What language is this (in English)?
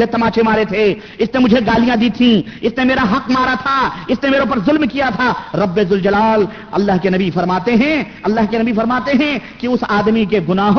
Urdu